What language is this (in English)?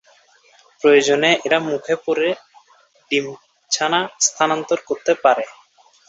Bangla